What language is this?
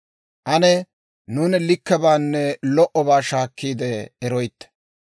Dawro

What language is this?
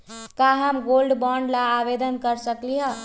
Magahi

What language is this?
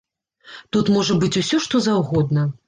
Belarusian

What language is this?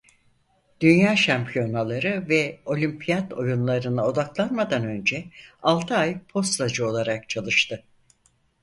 Turkish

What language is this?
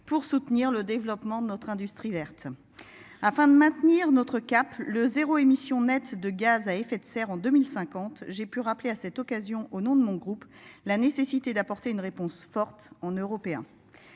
French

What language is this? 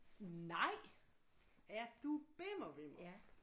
Danish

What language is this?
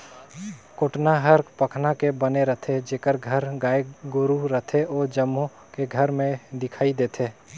Chhattisgarhi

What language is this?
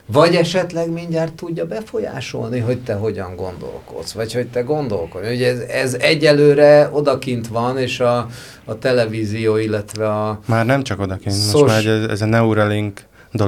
Hungarian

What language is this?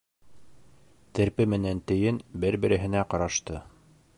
Bashkir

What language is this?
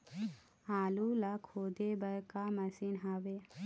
Chhattisgarhi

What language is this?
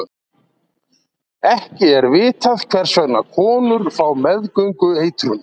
Icelandic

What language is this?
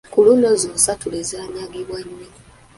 Ganda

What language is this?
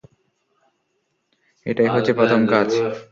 Bangla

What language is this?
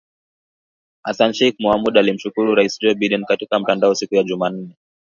Swahili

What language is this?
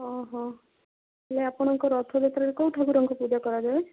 Odia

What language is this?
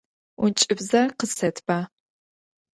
Adyghe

